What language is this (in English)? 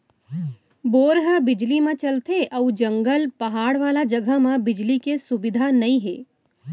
Chhattisgarhi